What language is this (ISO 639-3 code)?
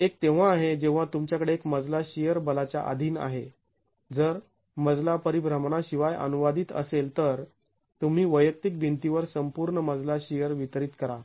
mar